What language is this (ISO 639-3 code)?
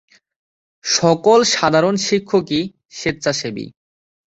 ben